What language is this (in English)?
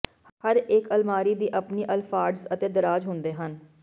Punjabi